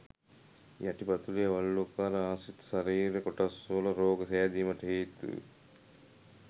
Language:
Sinhala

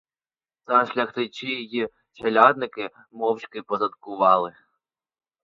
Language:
Ukrainian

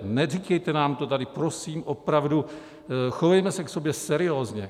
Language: Czech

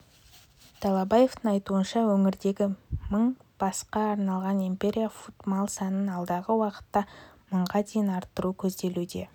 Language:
Kazakh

